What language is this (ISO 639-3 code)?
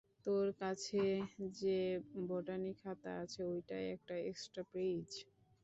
ben